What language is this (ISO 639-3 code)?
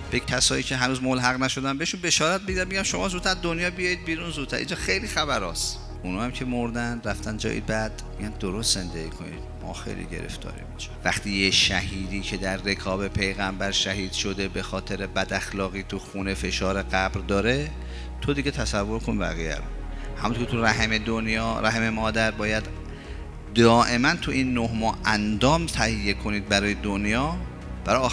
fas